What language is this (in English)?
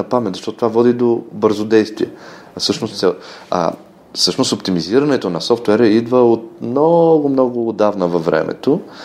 Bulgarian